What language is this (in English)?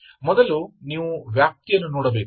Kannada